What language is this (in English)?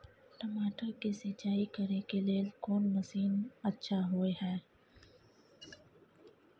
Maithili